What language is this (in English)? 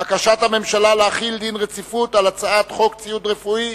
Hebrew